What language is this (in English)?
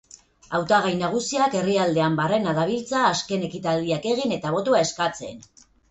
Basque